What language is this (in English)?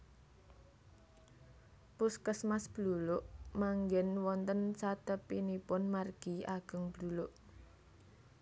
Javanese